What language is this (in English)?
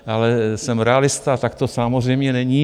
Czech